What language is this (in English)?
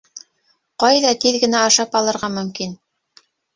Bashkir